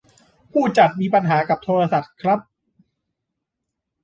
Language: Thai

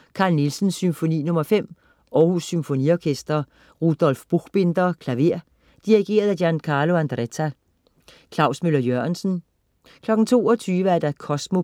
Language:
Danish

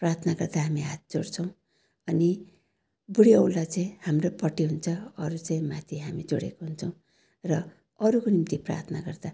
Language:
Nepali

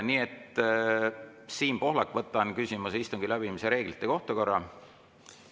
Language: Estonian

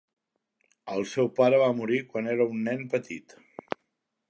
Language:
Catalan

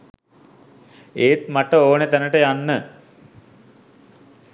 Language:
Sinhala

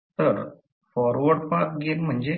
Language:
Marathi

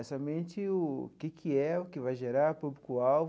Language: Portuguese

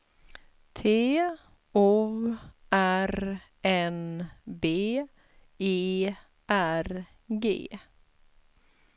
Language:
Swedish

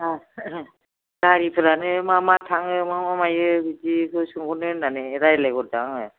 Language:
Bodo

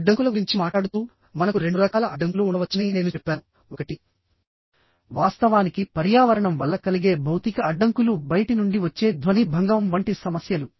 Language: Telugu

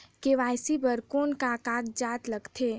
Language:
Chhattisgarhi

